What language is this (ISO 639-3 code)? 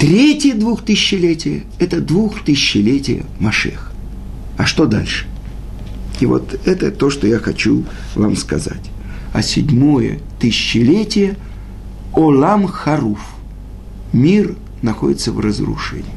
rus